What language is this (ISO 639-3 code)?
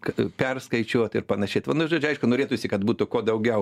lit